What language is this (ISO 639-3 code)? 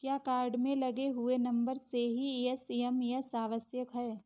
hin